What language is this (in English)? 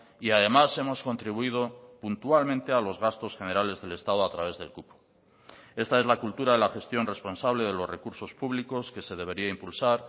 Spanish